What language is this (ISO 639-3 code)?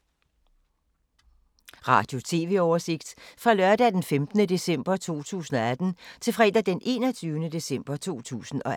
dan